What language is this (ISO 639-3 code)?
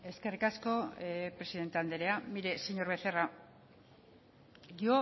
eus